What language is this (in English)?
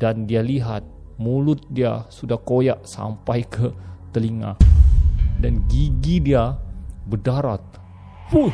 Malay